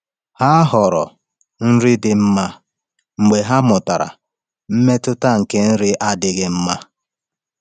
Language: Igbo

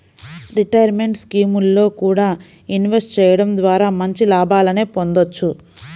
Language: Telugu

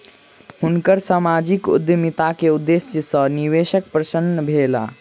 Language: Maithili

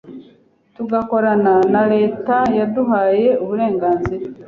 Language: Kinyarwanda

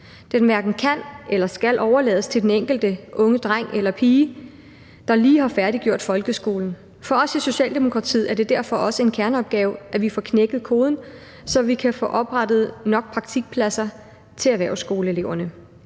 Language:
Danish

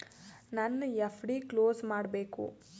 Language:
Kannada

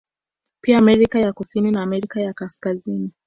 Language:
Swahili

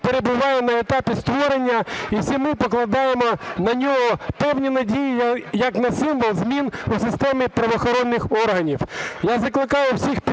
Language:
Ukrainian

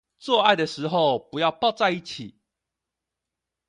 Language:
Chinese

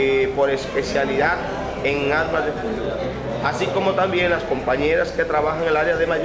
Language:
Spanish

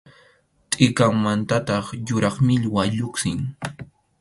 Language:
Arequipa-La Unión Quechua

